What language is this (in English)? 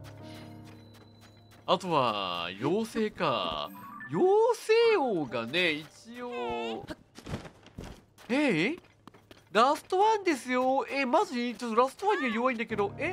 Japanese